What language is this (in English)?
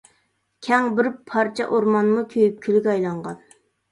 Uyghur